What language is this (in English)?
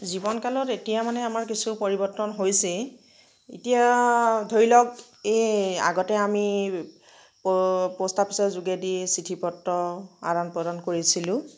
Assamese